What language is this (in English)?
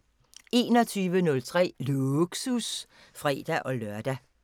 Danish